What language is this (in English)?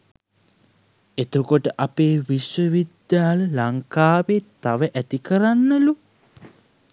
Sinhala